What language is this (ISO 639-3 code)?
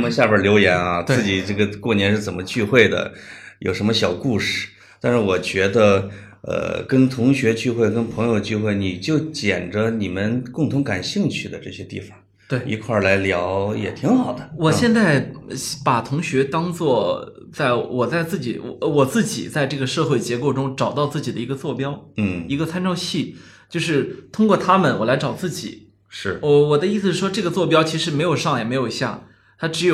zho